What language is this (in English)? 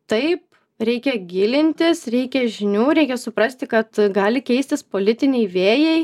Lithuanian